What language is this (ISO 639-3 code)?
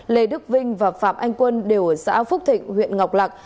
vie